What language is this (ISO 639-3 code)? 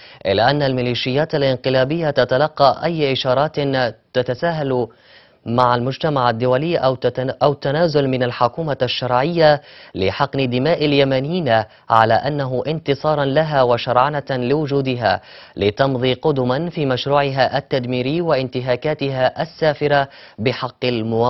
ara